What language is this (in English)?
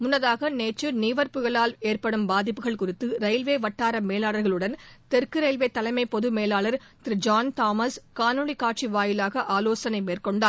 Tamil